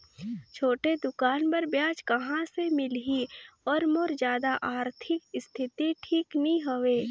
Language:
Chhattisgarhi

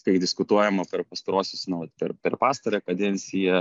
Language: Lithuanian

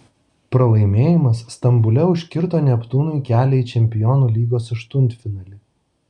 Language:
Lithuanian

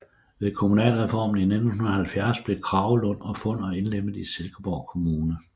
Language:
Danish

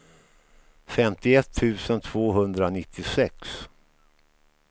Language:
Swedish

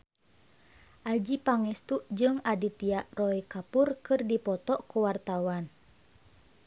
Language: Sundanese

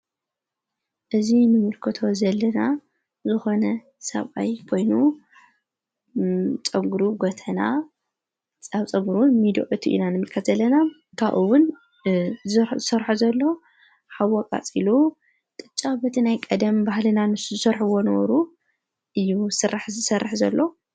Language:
Tigrinya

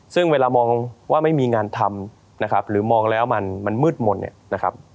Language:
Thai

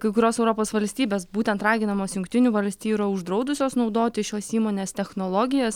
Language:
Lithuanian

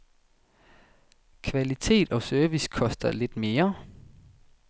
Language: Danish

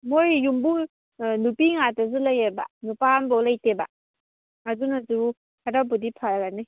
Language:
Manipuri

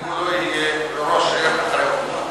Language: Hebrew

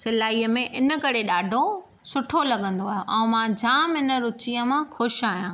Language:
Sindhi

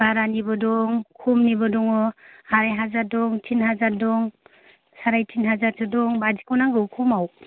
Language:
Bodo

